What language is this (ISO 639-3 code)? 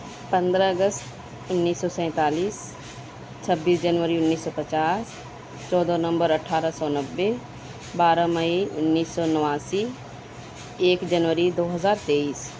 urd